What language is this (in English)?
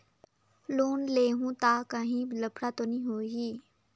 Chhattisgarhi